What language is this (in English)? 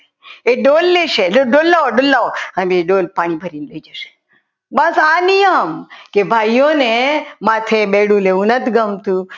Gujarati